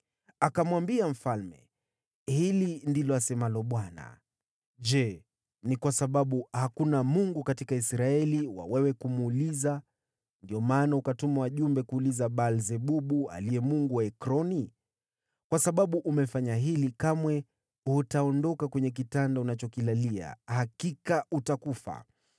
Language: Swahili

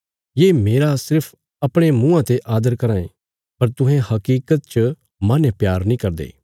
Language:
Bilaspuri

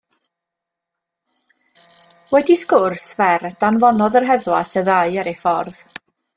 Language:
Welsh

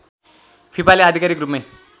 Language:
Nepali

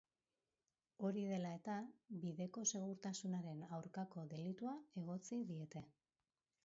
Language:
Basque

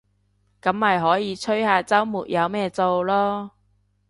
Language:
Cantonese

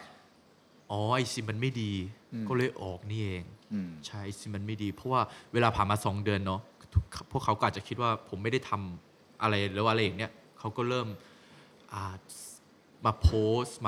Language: Thai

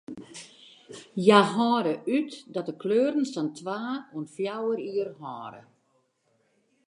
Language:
Western Frisian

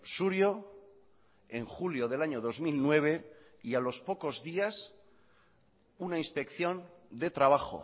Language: Spanish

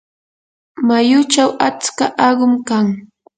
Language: Yanahuanca Pasco Quechua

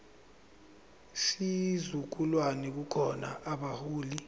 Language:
Zulu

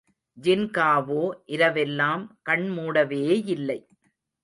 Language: Tamil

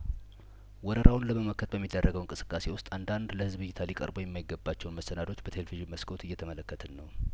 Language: Amharic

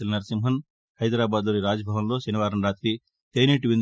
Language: Telugu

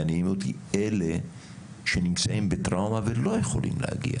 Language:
Hebrew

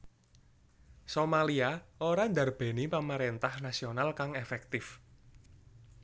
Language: Javanese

